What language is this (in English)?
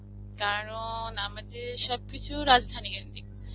Bangla